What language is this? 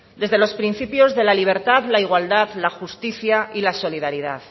Spanish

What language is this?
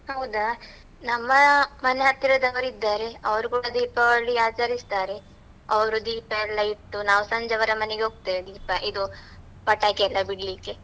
Kannada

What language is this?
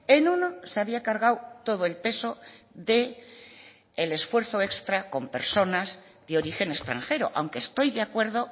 Spanish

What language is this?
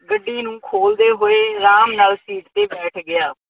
Punjabi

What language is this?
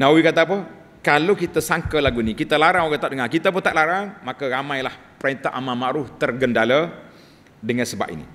Malay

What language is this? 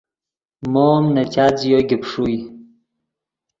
Yidgha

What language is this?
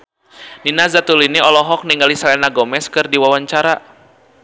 Sundanese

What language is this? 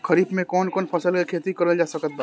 Bhojpuri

